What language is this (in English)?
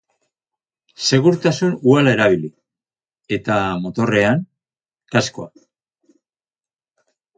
Basque